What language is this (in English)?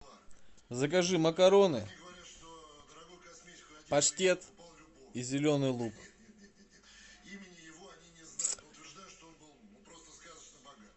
Russian